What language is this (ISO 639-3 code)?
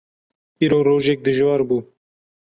kur